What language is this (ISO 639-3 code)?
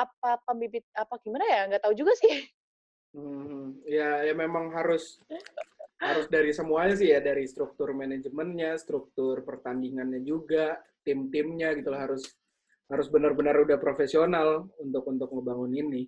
ind